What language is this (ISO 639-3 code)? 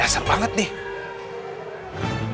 ind